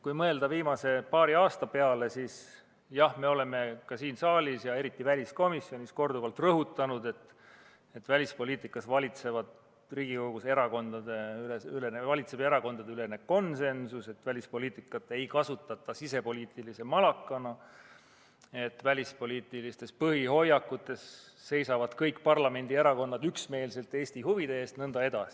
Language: Estonian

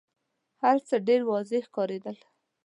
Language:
Pashto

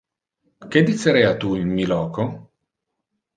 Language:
Interlingua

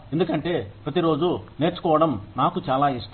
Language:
Telugu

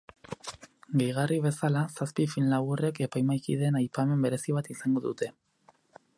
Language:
Basque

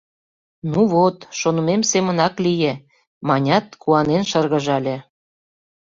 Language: Mari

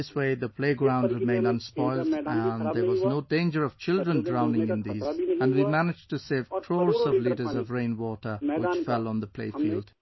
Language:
English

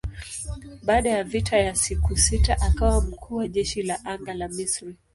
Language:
Swahili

